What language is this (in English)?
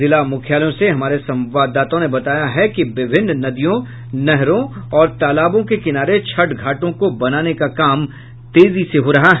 Hindi